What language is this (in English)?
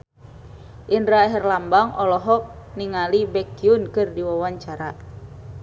Sundanese